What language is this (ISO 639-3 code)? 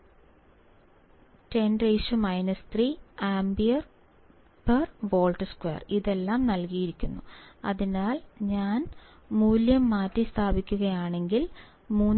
mal